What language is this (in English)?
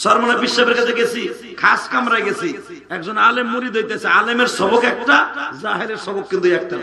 Romanian